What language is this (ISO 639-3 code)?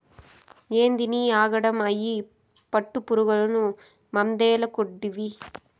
tel